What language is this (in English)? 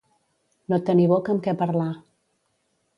Catalan